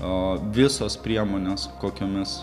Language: Lithuanian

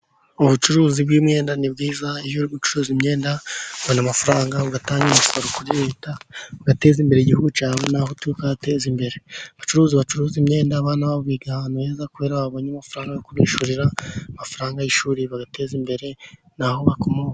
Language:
Kinyarwanda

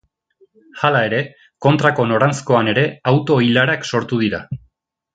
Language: Basque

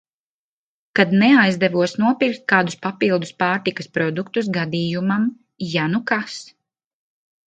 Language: Latvian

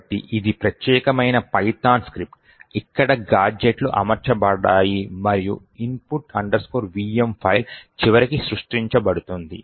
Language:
Telugu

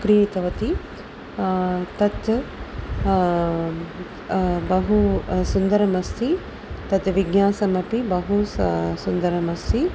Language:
Sanskrit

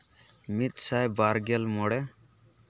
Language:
Santali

